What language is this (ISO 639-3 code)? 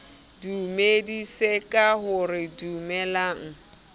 sot